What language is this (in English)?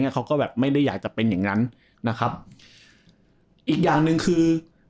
Thai